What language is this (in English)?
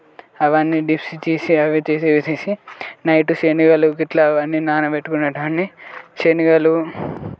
Telugu